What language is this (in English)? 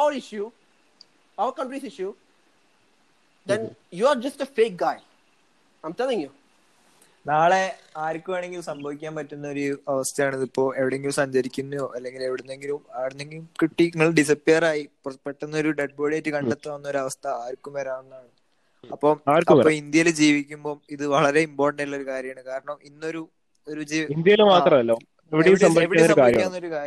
Malayalam